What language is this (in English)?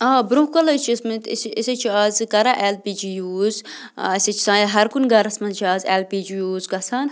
Kashmiri